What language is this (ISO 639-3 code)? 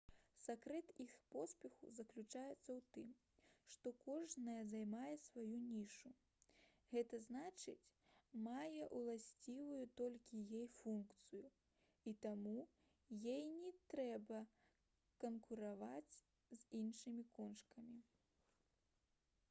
bel